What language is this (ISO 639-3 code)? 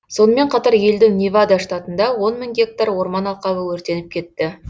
kaz